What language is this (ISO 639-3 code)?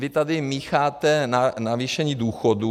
ces